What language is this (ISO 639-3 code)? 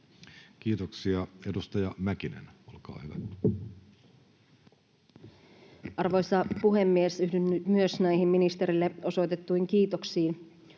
fin